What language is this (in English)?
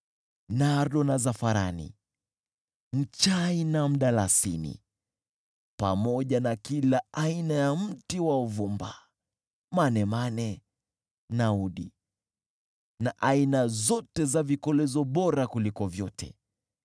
Swahili